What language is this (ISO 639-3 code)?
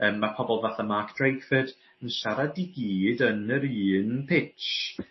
cym